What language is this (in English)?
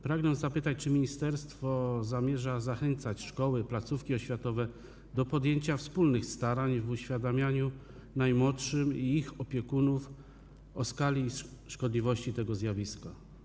Polish